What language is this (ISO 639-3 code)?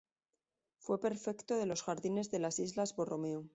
spa